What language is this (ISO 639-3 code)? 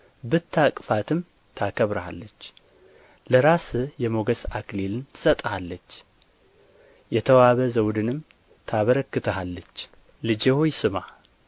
amh